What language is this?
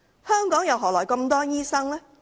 Cantonese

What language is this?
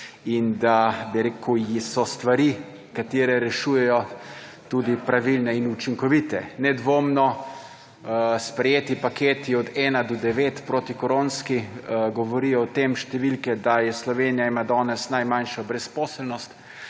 Slovenian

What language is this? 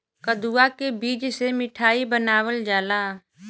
Bhojpuri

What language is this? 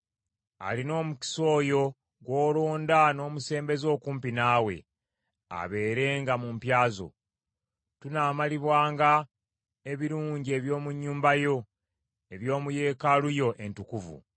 Ganda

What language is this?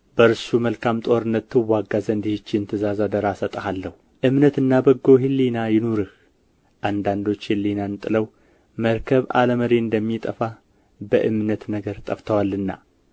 Amharic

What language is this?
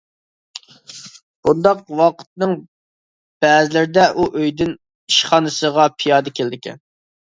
Uyghur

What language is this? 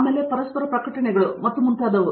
Kannada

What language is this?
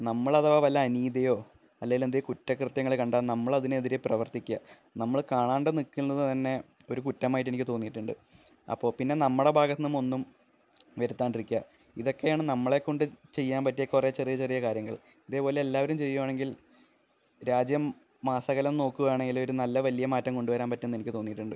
Malayalam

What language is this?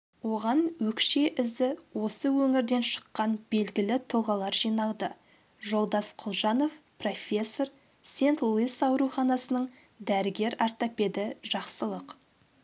Kazakh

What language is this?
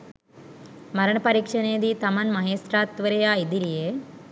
Sinhala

